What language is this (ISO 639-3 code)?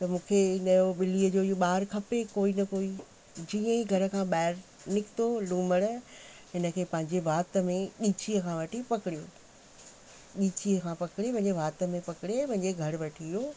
snd